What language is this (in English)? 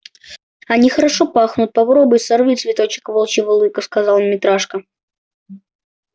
Russian